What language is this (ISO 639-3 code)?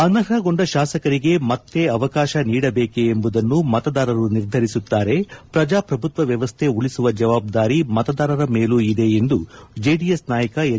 kan